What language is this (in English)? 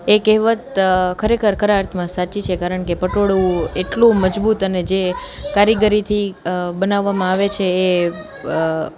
Gujarati